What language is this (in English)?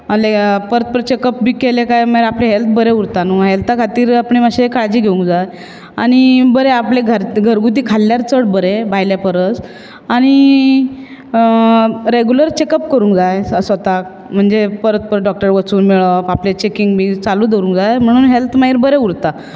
Konkani